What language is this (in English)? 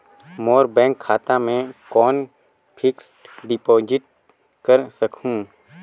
Chhattisgarhi